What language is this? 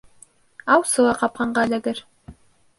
Bashkir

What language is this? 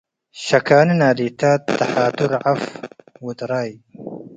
Tigre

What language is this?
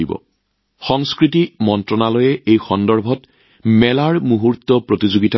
Assamese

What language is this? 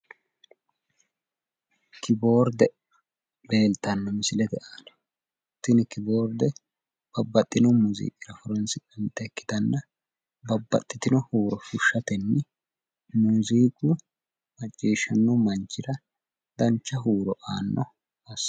Sidamo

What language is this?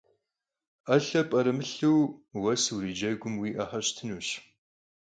Kabardian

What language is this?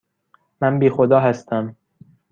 Persian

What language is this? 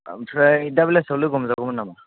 Bodo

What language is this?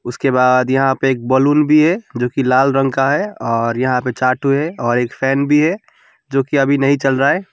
Hindi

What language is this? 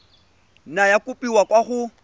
Tswana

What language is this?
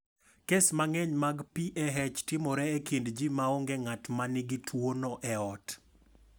Luo (Kenya and Tanzania)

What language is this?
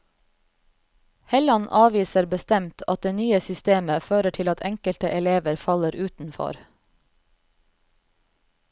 Norwegian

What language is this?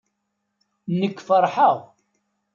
Kabyle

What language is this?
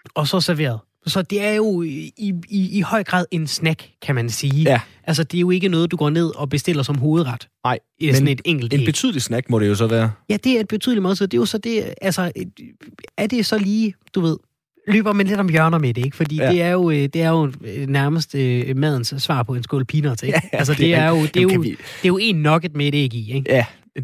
Danish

